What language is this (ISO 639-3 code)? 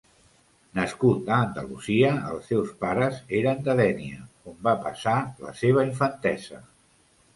cat